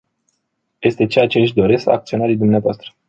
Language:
Romanian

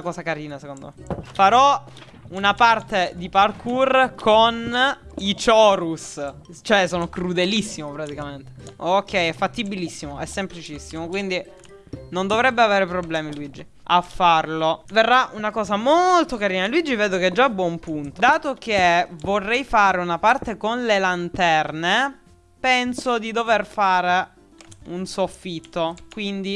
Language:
Italian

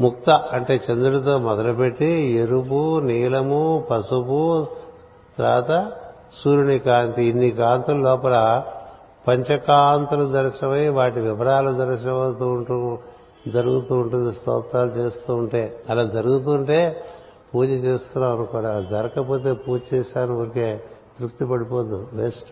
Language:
Telugu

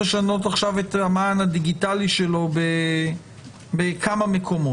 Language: Hebrew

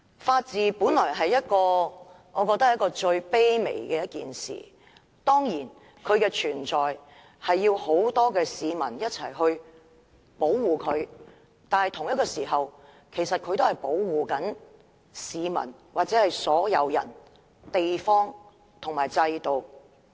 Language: Cantonese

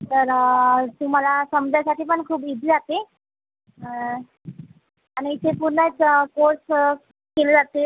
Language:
Marathi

